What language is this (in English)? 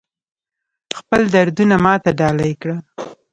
Pashto